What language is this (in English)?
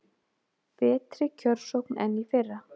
Icelandic